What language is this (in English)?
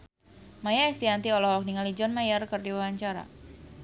Sundanese